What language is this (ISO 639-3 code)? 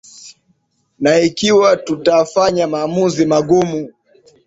swa